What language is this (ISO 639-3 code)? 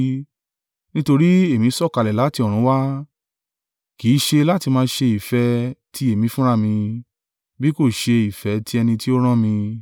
yor